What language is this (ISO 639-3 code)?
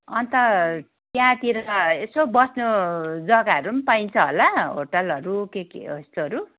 nep